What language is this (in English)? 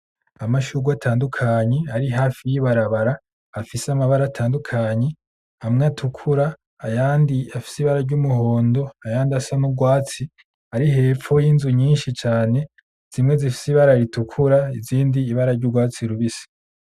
Rundi